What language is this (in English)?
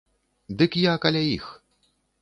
Belarusian